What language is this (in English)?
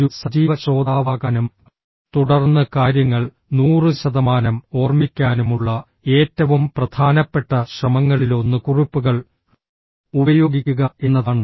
Malayalam